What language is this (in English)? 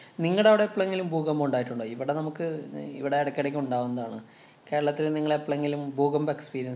Malayalam